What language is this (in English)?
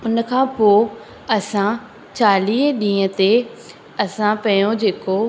Sindhi